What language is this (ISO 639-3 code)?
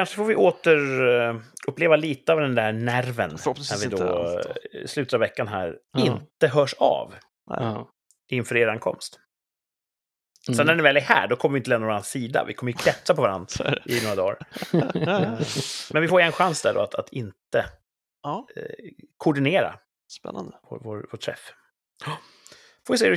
swe